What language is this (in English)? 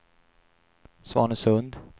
Swedish